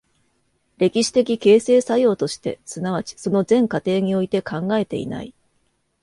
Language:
Japanese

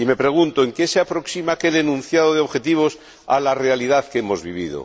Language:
Spanish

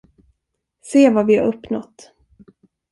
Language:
Swedish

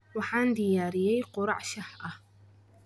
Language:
Somali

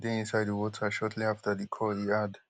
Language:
Nigerian Pidgin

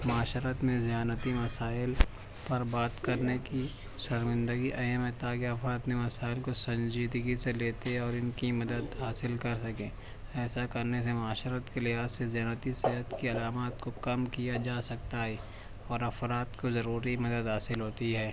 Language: Urdu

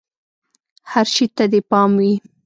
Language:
Pashto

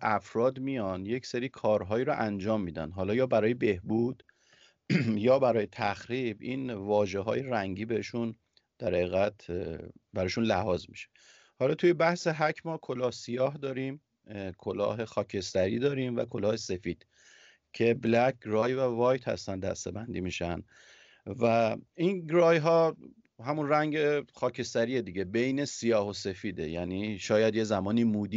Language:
Persian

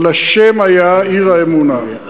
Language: Hebrew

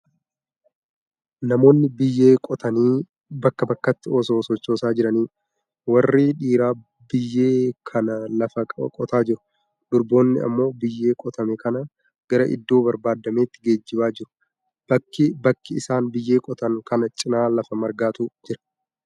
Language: Oromo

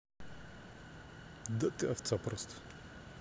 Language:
Russian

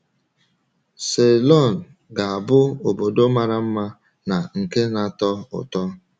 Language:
Igbo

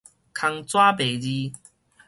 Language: Min Nan Chinese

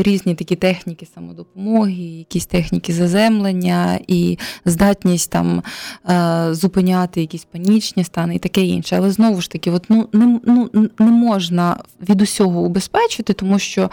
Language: Ukrainian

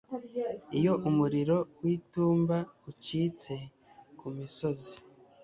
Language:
Kinyarwanda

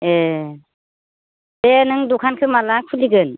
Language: Bodo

